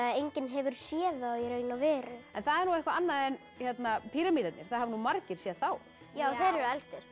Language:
Icelandic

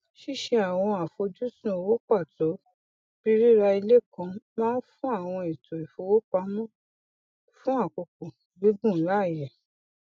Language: Yoruba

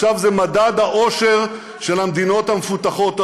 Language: Hebrew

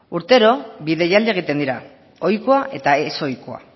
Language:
Basque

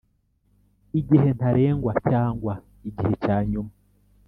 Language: Kinyarwanda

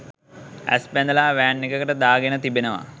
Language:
Sinhala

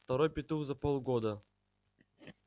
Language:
Russian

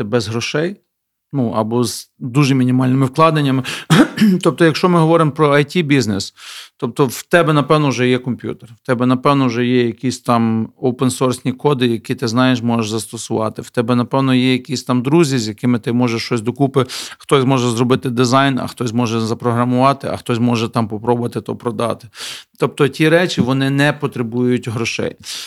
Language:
Ukrainian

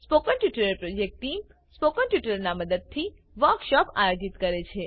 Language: Gujarati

